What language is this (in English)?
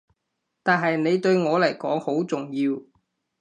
Cantonese